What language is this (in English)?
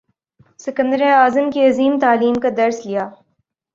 Urdu